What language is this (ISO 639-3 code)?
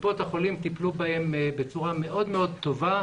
heb